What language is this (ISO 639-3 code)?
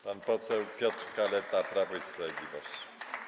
pol